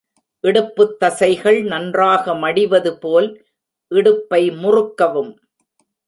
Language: Tamil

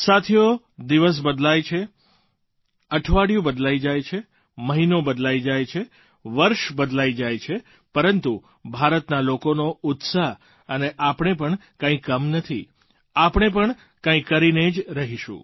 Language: Gujarati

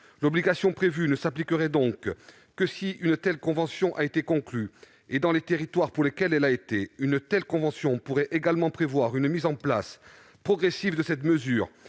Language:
French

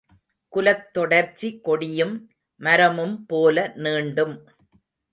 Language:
Tamil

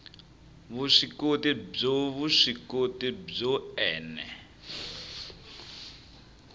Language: Tsonga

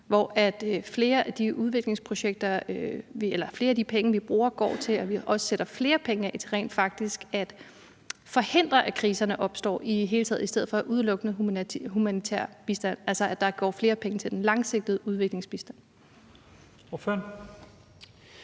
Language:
Danish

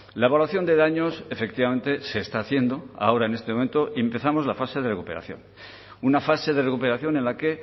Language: Spanish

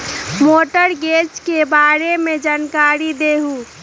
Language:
Magahi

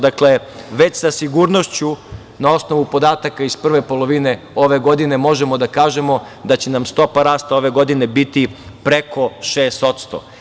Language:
Serbian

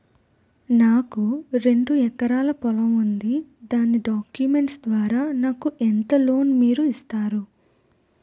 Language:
Telugu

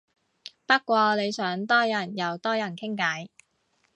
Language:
Cantonese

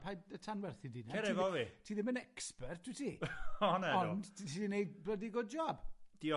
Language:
Welsh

